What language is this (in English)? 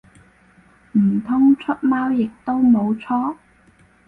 Cantonese